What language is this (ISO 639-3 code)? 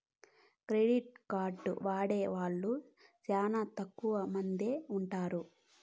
tel